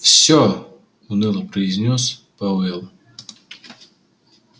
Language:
Russian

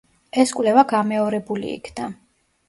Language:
Georgian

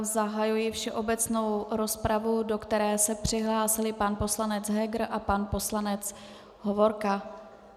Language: Czech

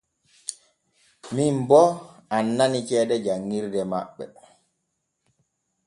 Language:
Borgu Fulfulde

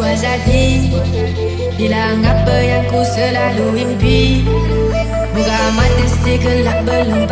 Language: Arabic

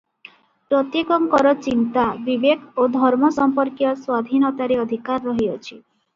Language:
Odia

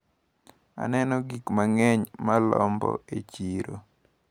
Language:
Luo (Kenya and Tanzania)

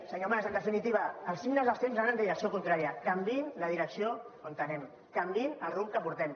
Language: Catalan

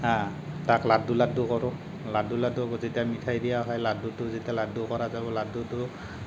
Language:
Assamese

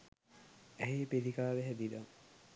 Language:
Sinhala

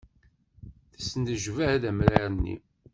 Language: Kabyle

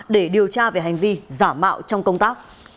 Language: Vietnamese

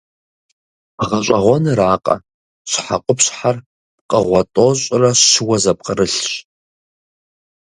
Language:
Kabardian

